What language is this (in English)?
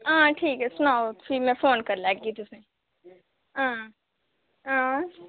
Dogri